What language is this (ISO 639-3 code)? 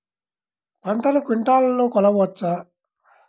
tel